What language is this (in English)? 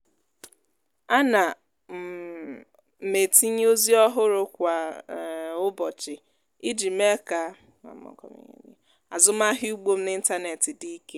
Igbo